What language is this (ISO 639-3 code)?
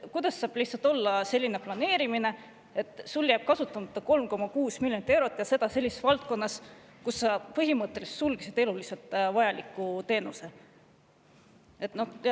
est